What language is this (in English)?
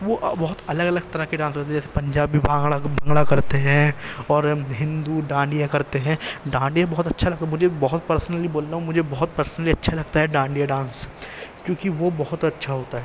Urdu